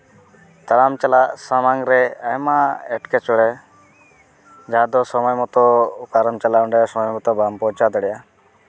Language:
Santali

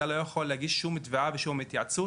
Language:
Hebrew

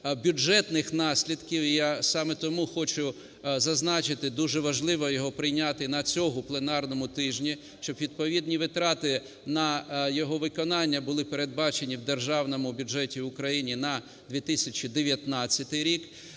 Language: Ukrainian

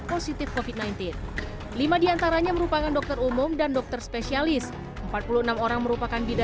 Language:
Indonesian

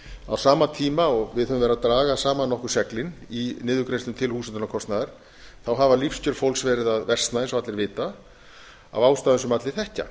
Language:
Icelandic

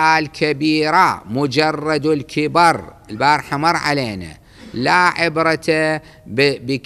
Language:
Arabic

